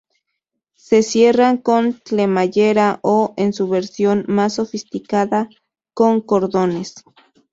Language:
Spanish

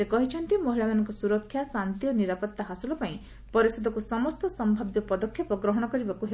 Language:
Odia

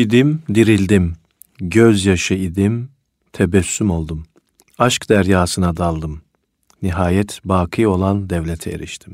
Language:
Turkish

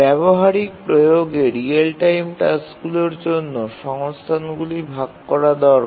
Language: Bangla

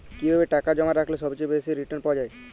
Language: Bangla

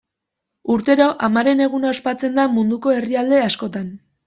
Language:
Basque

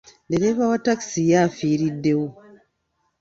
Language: Ganda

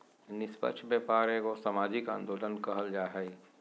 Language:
Magahi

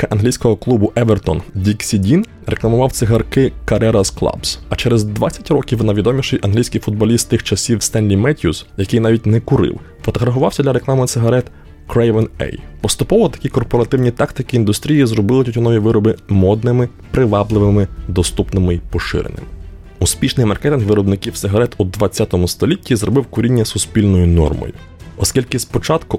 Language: Ukrainian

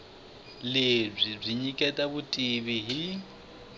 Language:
Tsonga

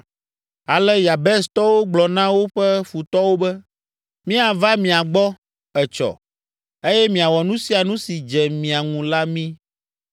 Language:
Ewe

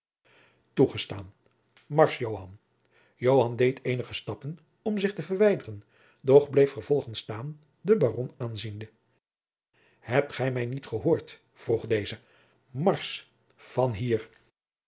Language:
Dutch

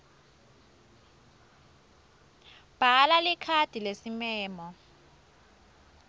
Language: Swati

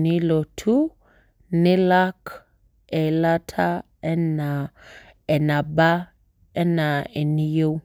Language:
Masai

